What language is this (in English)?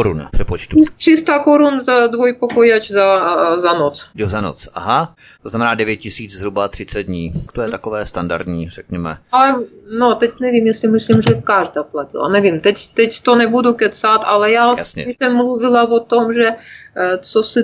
Czech